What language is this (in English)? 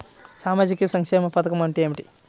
Telugu